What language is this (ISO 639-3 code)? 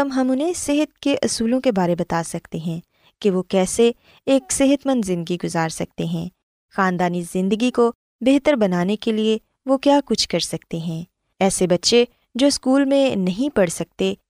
urd